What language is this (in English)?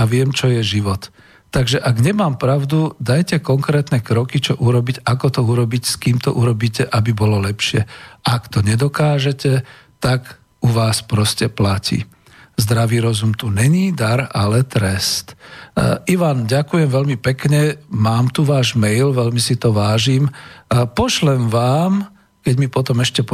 Slovak